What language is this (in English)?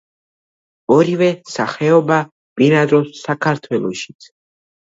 Georgian